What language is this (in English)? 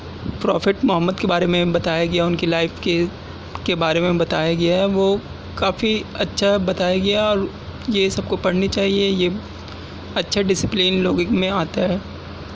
Urdu